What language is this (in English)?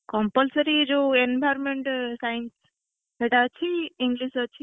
Odia